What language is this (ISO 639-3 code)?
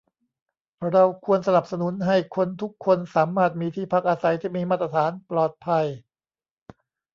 tha